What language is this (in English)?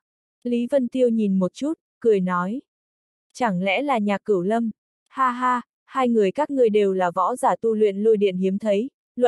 Vietnamese